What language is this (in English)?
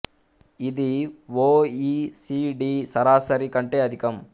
Telugu